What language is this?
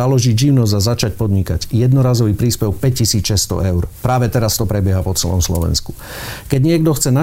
Slovak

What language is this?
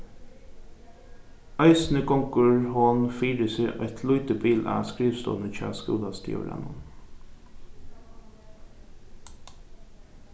Faroese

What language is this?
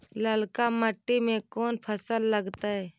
Magahi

